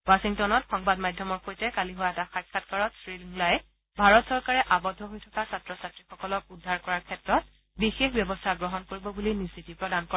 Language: Assamese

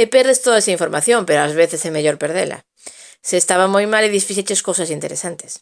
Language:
Galician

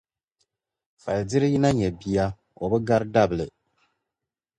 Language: Dagbani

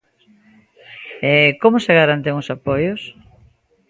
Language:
Galician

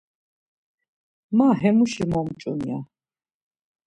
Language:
Laz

